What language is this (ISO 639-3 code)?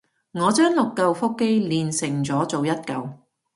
yue